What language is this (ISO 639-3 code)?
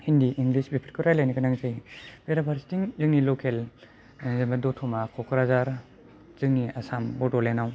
brx